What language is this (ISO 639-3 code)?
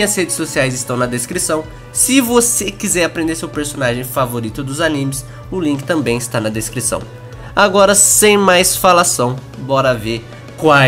por